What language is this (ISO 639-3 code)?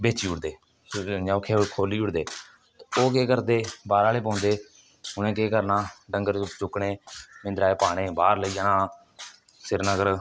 doi